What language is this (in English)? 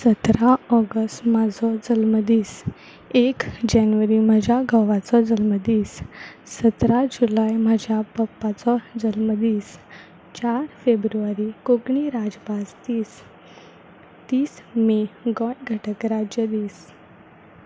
Konkani